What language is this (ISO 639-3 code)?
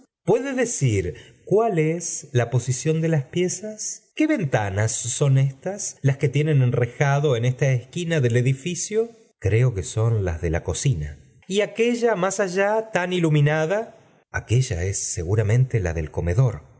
spa